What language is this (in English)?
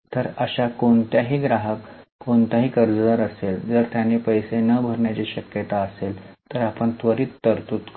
Marathi